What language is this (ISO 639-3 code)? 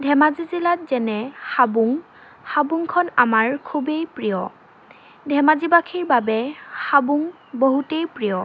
asm